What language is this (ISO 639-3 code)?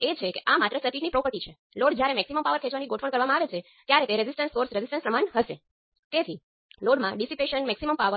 guj